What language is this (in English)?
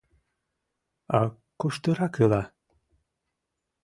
Mari